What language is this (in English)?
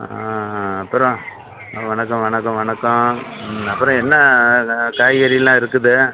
Tamil